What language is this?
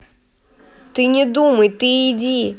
Russian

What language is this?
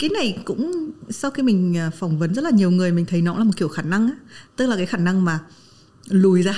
Vietnamese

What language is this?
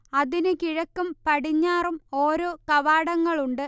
Malayalam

